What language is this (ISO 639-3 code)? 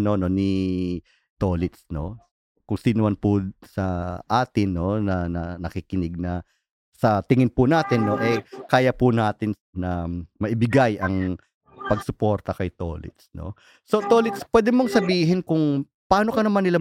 fil